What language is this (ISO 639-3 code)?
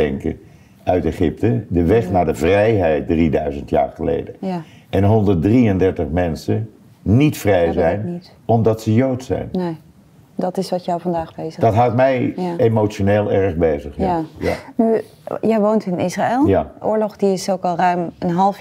nld